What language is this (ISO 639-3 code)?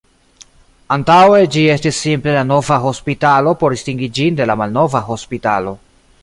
epo